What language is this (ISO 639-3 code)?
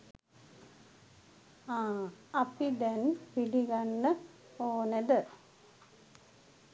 sin